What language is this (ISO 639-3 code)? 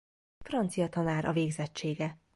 hun